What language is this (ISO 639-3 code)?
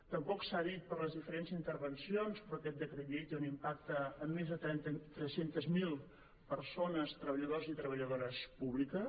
cat